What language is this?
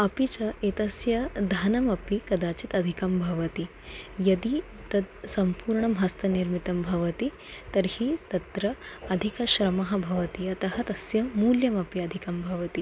Sanskrit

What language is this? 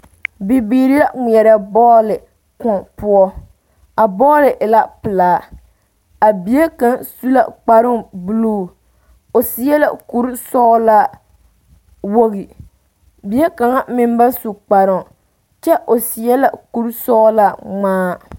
Southern Dagaare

